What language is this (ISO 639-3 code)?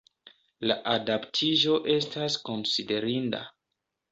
epo